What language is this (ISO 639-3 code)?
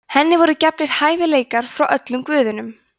isl